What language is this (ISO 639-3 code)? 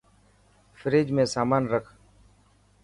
mki